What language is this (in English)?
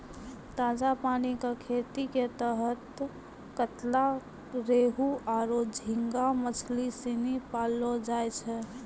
Maithili